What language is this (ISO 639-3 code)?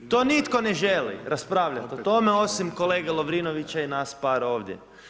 hrv